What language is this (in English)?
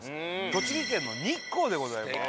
Japanese